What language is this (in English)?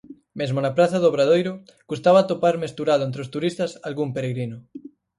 Galician